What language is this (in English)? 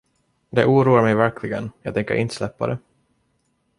Swedish